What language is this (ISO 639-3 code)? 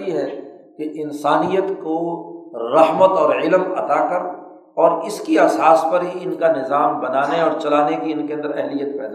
urd